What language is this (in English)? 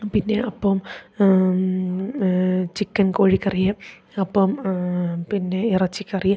Malayalam